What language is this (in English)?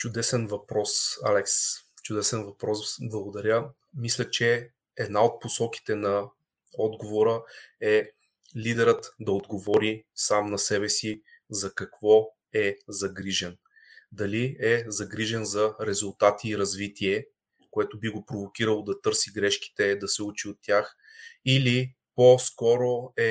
Bulgarian